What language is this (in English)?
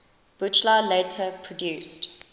English